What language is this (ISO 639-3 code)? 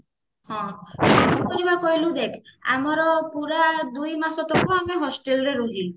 ori